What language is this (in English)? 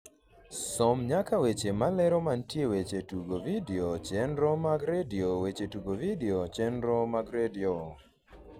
Luo (Kenya and Tanzania)